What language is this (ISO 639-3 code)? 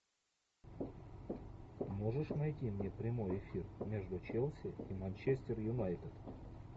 rus